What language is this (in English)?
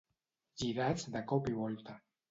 Catalan